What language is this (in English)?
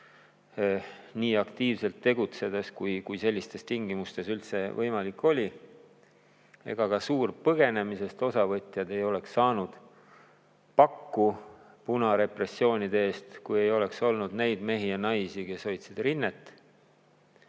Estonian